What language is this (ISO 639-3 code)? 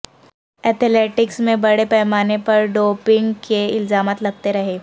urd